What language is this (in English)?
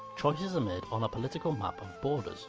English